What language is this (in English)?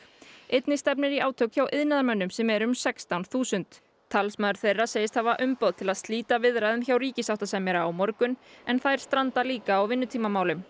Icelandic